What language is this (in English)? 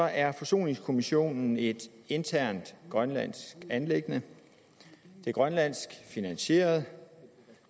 Danish